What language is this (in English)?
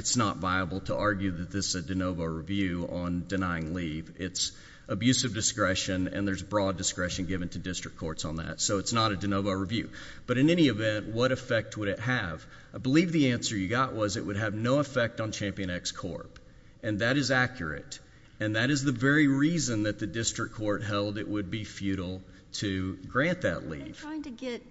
English